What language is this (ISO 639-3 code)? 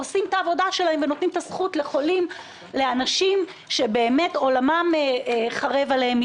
heb